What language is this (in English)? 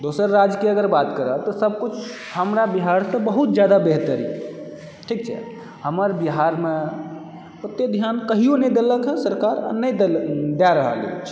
Maithili